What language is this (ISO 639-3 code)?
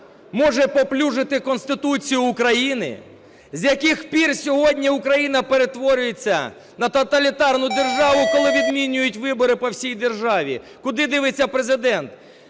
ukr